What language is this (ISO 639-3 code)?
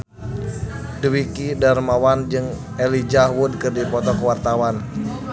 sun